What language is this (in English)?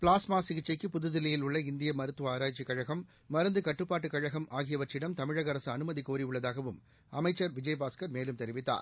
Tamil